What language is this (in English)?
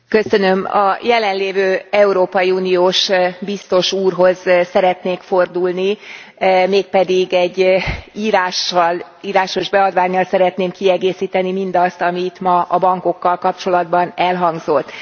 Hungarian